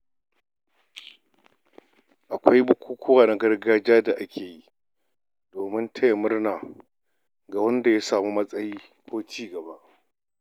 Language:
Hausa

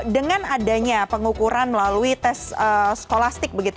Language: Indonesian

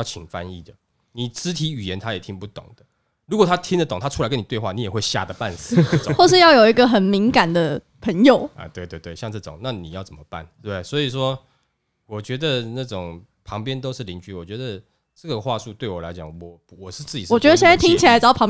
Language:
Chinese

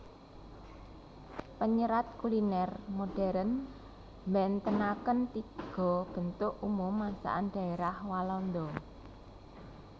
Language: Javanese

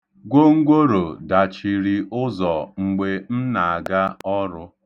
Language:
Igbo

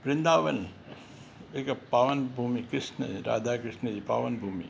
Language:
Sindhi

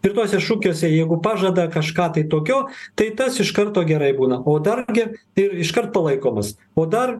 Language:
Lithuanian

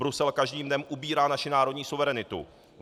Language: Czech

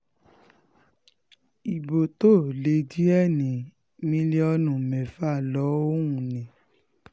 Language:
Yoruba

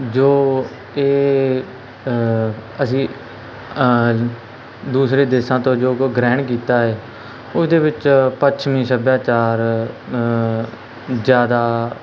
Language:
Punjabi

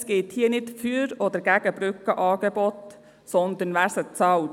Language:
Swiss German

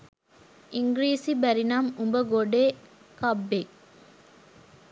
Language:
Sinhala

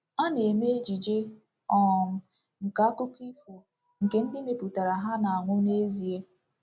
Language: Igbo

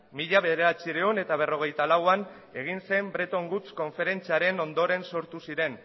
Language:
Basque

